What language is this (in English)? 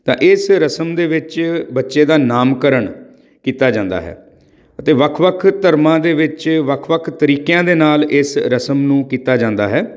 Punjabi